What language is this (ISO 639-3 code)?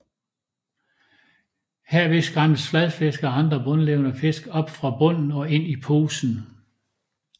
dan